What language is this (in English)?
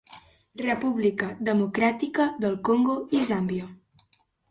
Catalan